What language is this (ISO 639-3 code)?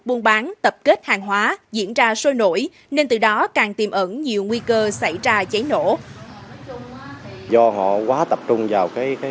vie